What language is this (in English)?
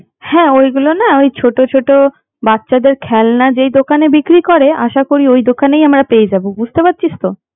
Bangla